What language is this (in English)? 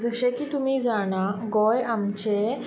Konkani